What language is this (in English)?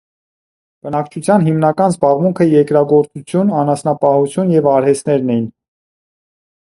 Armenian